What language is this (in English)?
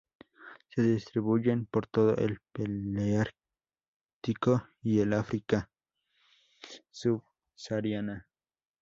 Spanish